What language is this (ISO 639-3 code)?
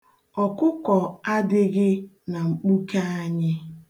ibo